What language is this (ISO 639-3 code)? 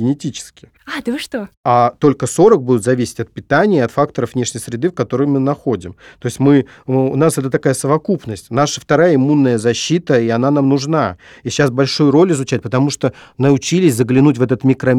rus